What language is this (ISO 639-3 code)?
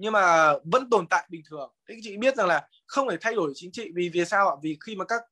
vie